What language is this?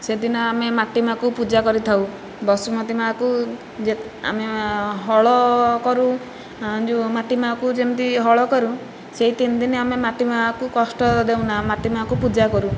Odia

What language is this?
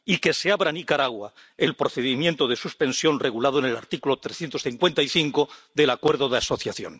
Spanish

